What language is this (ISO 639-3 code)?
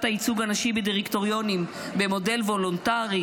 heb